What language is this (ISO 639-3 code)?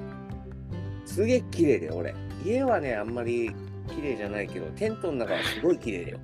jpn